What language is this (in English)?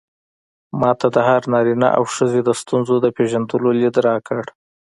Pashto